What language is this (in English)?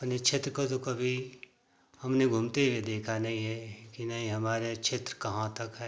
Hindi